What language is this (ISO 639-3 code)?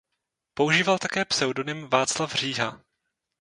ces